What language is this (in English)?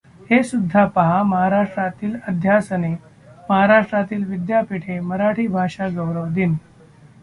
Marathi